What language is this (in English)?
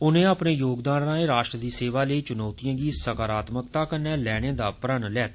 Dogri